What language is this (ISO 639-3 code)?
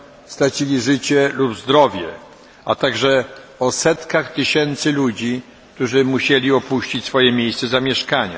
pol